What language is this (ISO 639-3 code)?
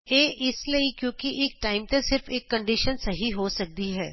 pan